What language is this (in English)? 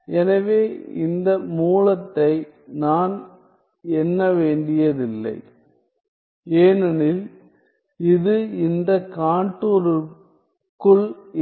Tamil